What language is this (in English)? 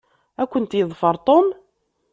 Kabyle